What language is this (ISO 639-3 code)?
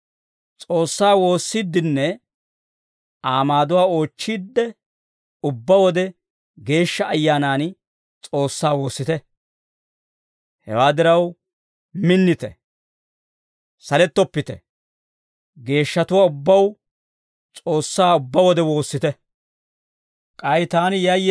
dwr